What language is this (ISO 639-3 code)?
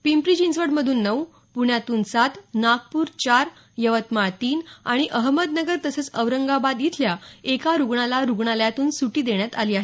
mar